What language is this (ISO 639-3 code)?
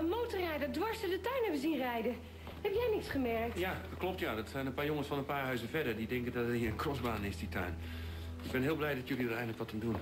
nld